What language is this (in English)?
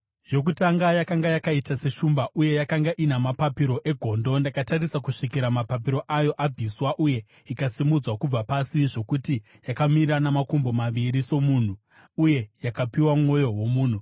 Shona